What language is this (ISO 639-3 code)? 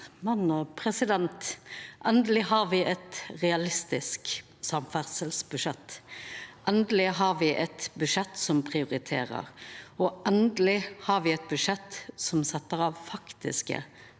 nor